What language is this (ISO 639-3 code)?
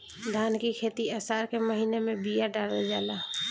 bho